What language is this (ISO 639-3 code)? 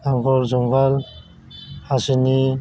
brx